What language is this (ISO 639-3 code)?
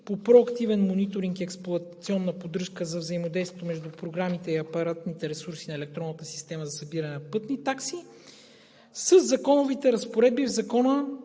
bul